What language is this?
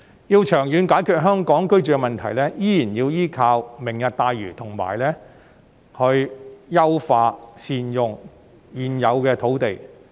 Cantonese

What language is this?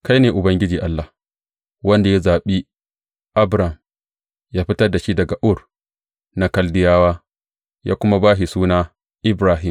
Hausa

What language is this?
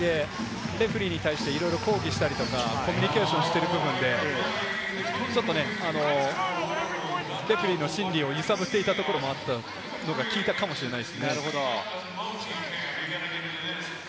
Japanese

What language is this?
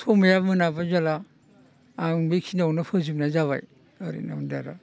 Bodo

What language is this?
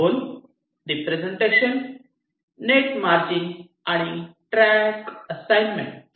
Marathi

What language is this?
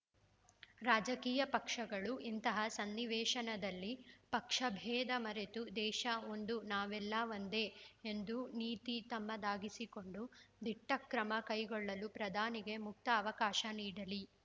Kannada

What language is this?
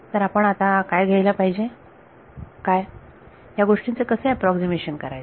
Marathi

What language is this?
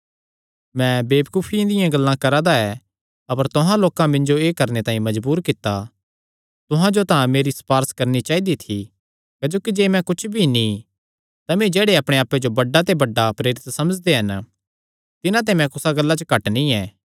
Kangri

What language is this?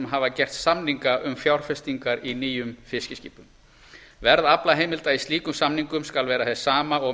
Icelandic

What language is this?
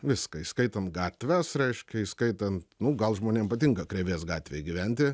Lithuanian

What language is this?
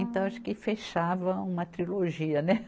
Portuguese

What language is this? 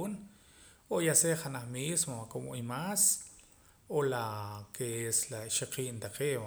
Poqomam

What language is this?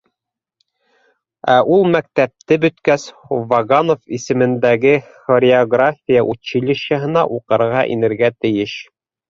Bashkir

